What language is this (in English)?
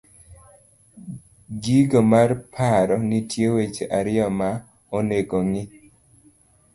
Luo (Kenya and Tanzania)